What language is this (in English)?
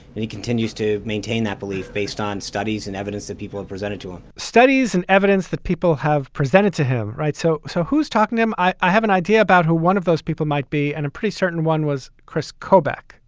English